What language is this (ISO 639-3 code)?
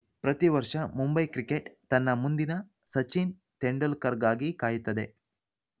kan